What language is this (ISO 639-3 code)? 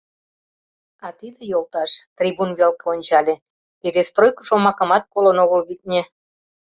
chm